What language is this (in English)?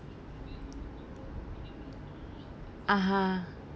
English